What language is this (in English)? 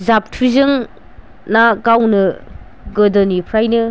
Bodo